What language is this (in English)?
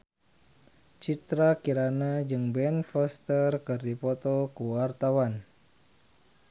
Sundanese